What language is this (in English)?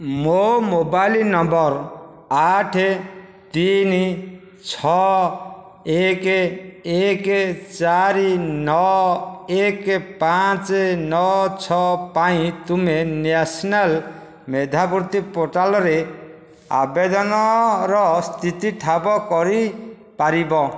Odia